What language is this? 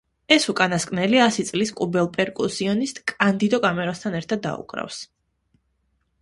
Georgian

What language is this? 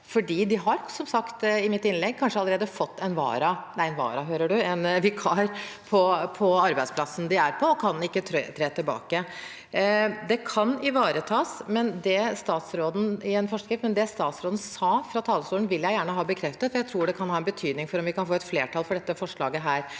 Norwegian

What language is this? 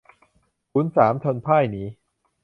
Thai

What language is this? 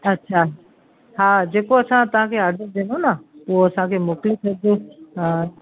Sindhi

